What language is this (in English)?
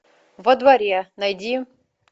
Russian